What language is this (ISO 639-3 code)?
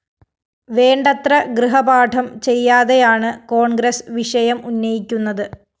mal